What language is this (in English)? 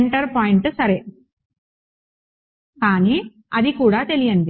Telugu